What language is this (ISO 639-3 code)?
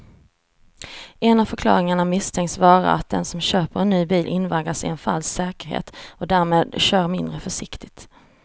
swe